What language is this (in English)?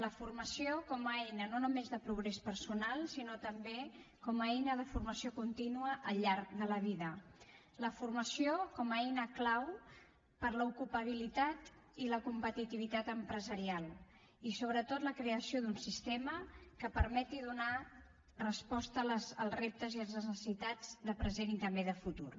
Catalan